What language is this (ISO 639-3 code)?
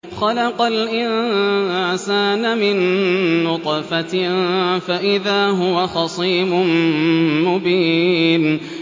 ara